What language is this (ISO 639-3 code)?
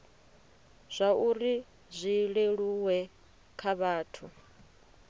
ven